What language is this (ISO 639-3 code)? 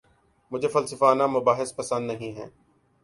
urd